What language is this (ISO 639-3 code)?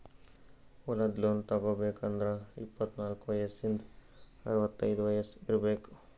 kan